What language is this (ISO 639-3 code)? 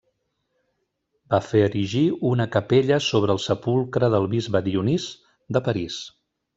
cat